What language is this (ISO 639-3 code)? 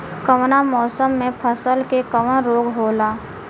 bho